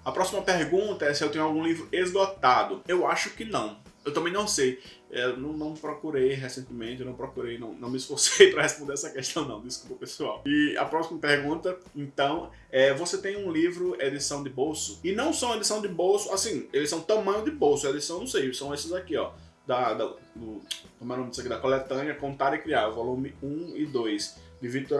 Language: Portuguese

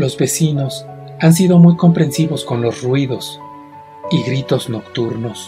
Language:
Spanish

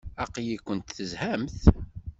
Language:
Kabyle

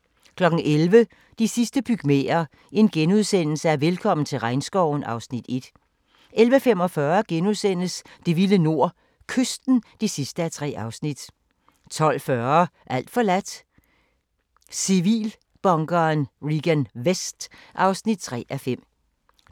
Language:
Danish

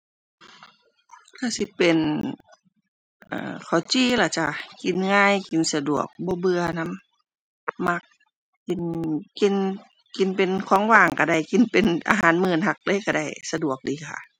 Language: Thai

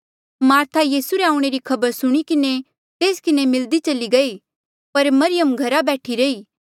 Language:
Mandeali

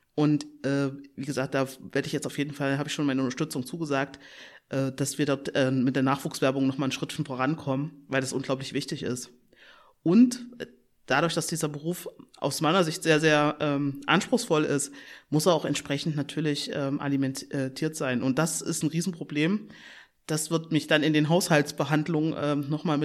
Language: German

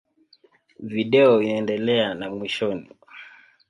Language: Swahili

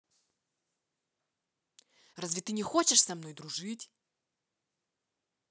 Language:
Russian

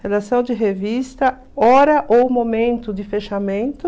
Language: Portuguese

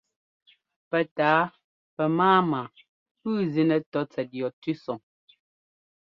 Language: Ngomba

